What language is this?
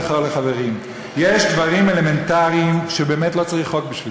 Hebrew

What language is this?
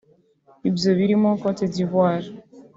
Kinyarwanda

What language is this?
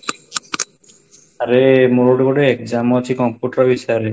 Odia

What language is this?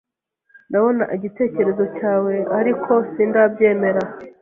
Kinyarwanda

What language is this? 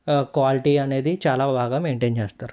Telugu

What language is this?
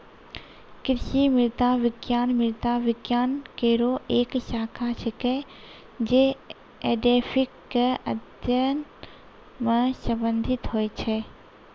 Maithili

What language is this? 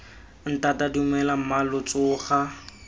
Tswana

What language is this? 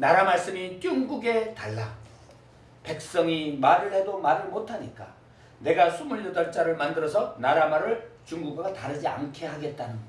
Korean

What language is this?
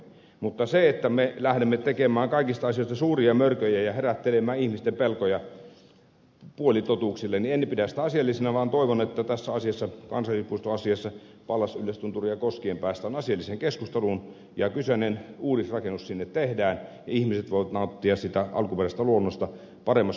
Finnish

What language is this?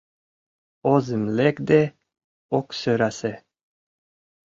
Mari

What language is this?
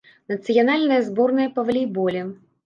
Belarusian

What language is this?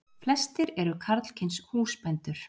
Icelandic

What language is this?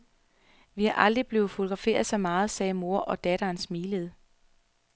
Danish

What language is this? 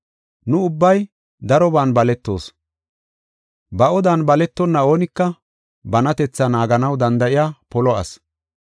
Gofa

